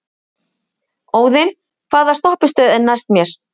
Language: Icelandic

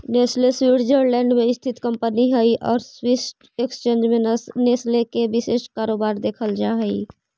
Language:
Magahi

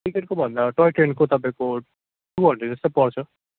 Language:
Nepali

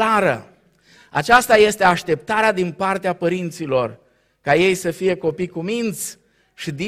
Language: Romanian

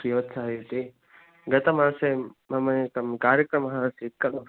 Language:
Sanskrit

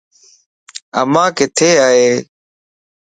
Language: Lasi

